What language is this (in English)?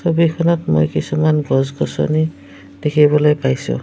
Assamese